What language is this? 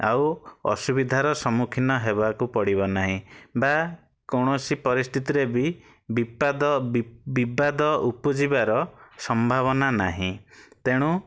Odia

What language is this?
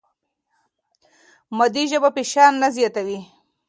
Pashto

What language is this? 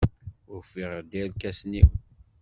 Kabyle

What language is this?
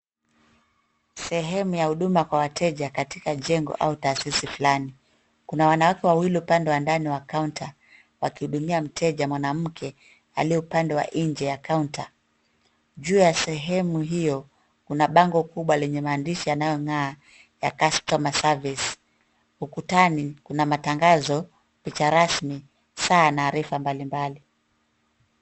Swahili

